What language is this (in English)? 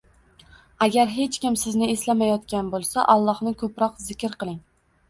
Uzbek